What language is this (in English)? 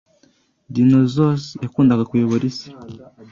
Kinyarwanda